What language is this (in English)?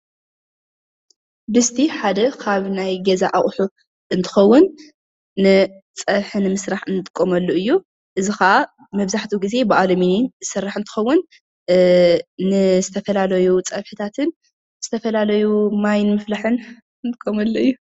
Tigrinya